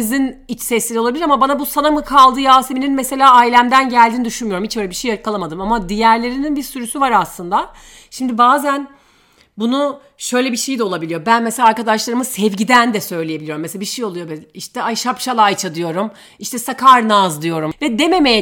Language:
Turkish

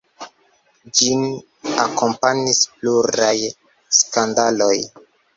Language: Esperanto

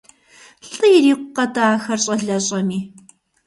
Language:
Kabardian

